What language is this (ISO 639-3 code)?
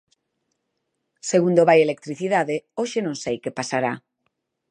glg